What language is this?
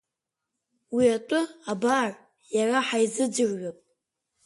Abkhazian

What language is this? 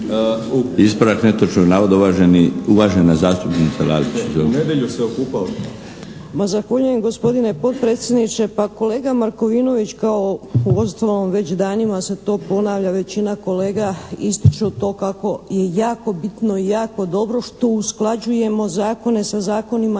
Croatian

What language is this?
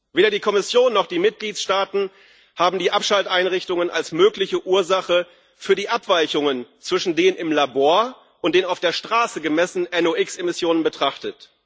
German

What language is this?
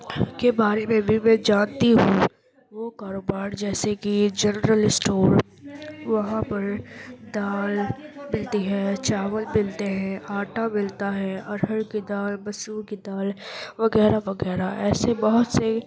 Urdu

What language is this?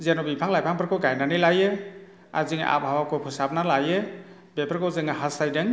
Bodo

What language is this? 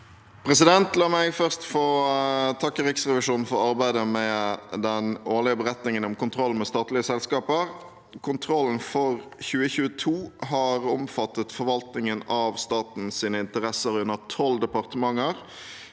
Norwegian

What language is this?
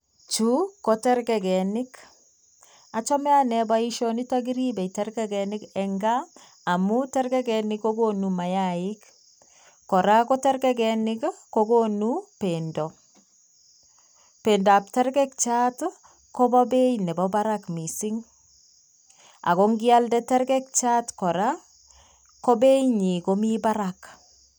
Kalenjin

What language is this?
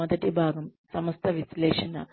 Telugu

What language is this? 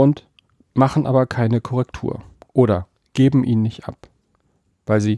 German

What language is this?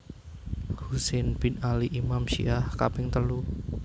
Javanese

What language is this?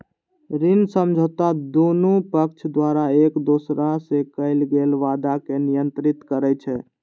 Maithili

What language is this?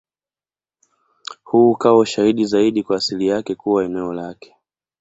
Swahili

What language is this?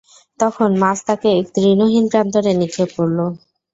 Bangla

